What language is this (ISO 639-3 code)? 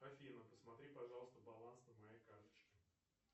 rus